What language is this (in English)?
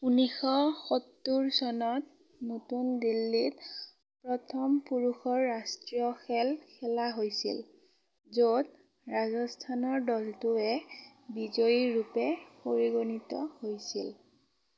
Assamese